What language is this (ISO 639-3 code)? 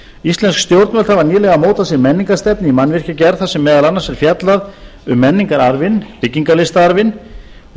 isl